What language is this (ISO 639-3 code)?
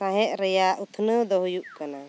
sat